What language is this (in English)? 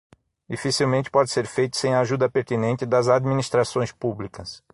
Portuguese